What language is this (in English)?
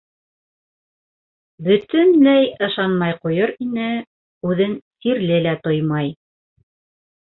Bashkir